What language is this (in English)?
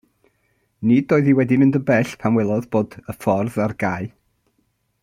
Welsh